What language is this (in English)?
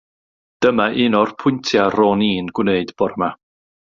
Welsh